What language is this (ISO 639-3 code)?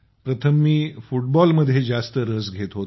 mar